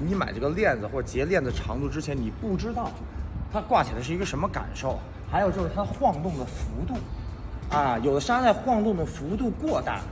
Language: Chinese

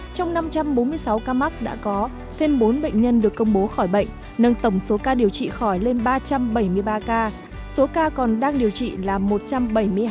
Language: Vietnamese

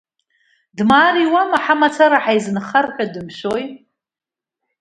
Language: Abkhazian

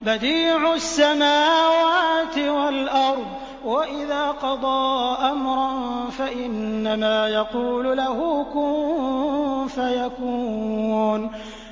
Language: Arabic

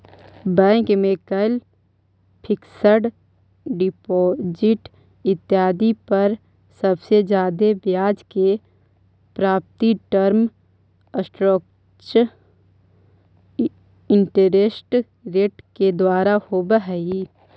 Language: Magahi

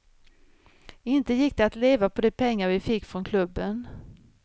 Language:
Swedish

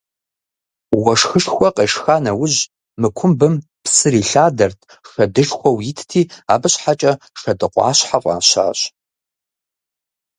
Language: Kabardian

